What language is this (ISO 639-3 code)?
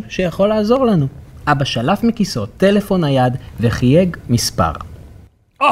heb